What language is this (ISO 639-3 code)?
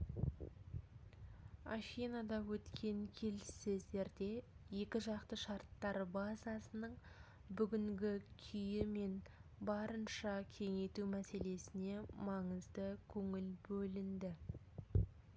kaz